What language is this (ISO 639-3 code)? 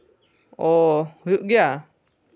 sat